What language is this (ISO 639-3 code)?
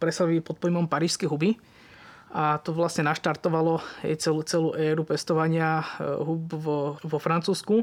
slk